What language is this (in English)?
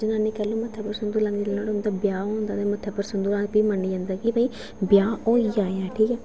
Dogri